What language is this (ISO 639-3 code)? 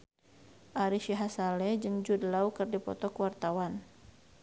sun